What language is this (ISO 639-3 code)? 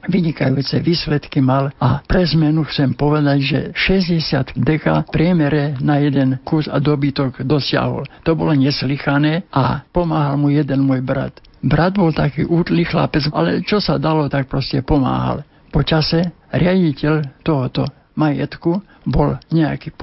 slk